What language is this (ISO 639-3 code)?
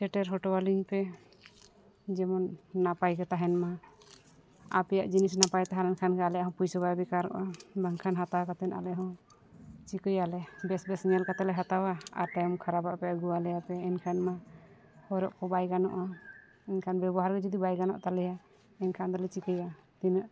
sat